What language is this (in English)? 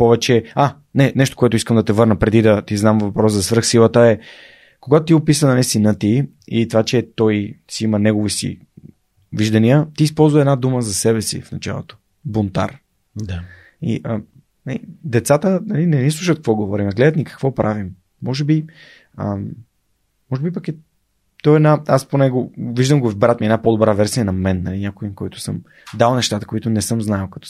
Bulgarian